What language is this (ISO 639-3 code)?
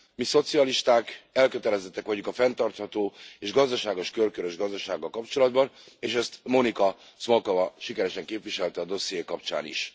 hun